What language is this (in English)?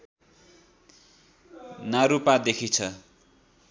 Nepali